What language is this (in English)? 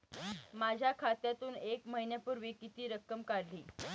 Marathi